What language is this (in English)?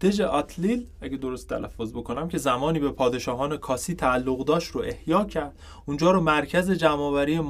Persian